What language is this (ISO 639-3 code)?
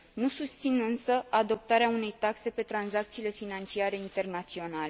ron